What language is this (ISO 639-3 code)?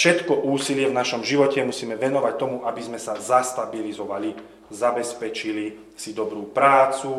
slk